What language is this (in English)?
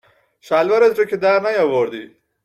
Persian